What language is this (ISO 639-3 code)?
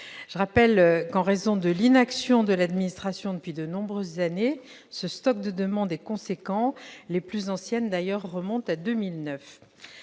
fra